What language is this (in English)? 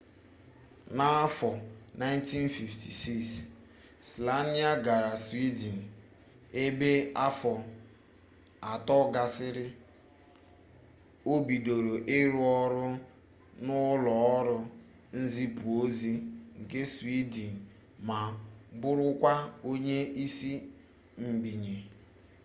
Igbo